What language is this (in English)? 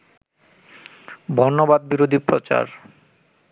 Bangla